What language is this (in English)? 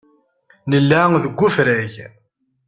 Kabyle